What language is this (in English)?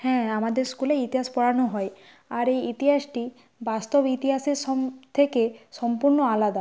Bangla